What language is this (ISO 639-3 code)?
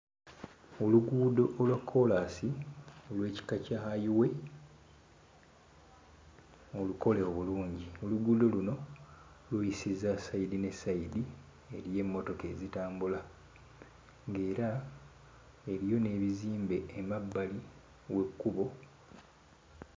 lug